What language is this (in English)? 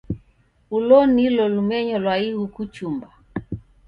Taita